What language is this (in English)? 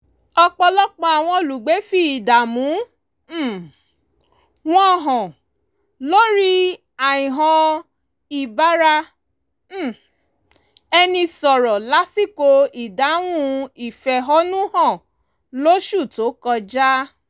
Yoruba